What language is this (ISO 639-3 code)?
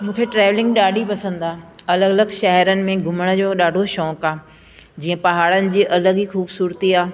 snd